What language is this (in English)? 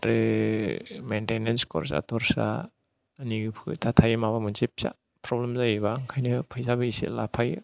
Bodo